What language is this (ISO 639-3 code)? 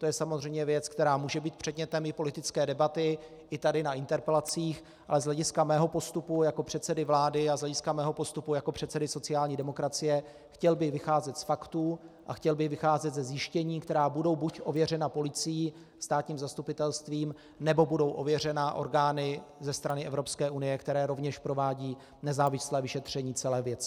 ces